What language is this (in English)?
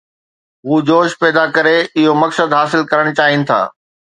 Sindhi